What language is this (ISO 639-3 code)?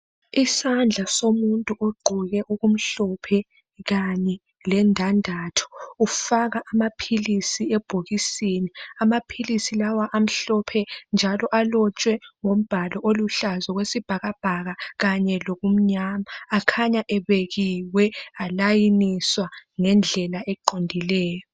nde